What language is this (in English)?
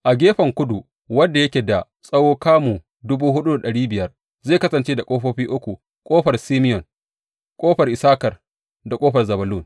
Hausa